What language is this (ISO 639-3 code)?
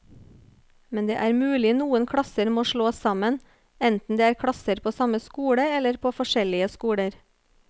nor